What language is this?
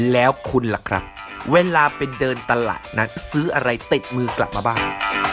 Thai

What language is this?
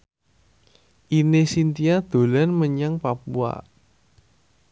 Javanese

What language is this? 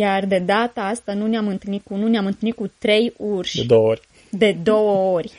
Romanian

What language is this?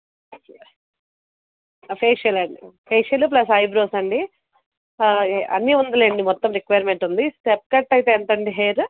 Telugu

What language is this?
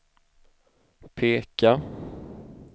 Swedish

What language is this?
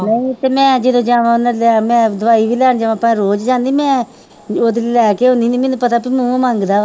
Punjabi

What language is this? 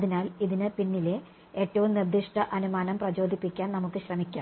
Malayalam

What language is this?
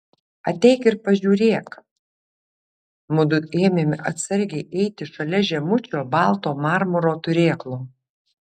Lithuanian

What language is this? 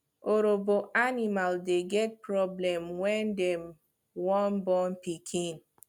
Nigerian Pidgin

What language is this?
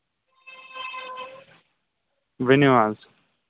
Kashmiri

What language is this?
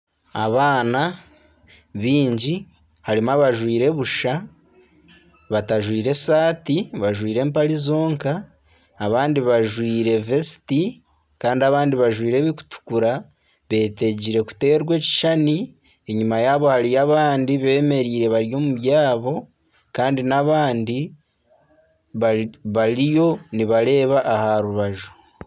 Nyankole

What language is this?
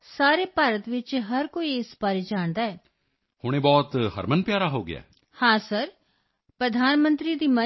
Punjabi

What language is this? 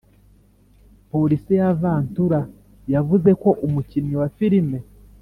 Kinyarwanda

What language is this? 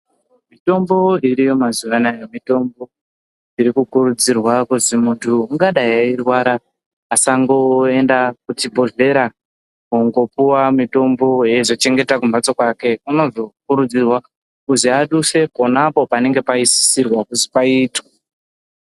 Ndau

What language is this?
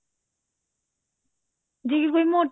Punjabi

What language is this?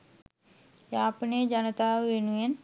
Sinhala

